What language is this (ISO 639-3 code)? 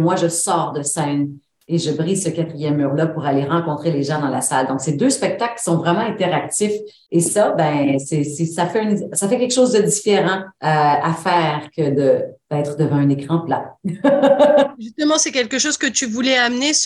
fra